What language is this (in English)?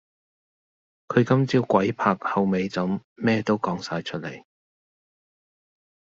Cantonese